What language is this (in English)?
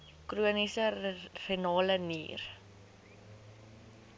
Afrikaans